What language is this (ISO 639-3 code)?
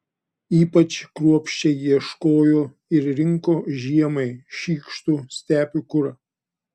lit